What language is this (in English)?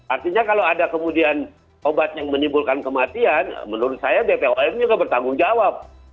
Indonesian